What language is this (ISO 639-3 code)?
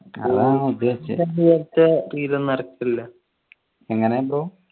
mal